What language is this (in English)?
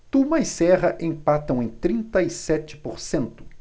Portuguese